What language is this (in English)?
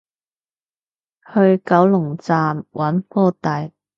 Cantonese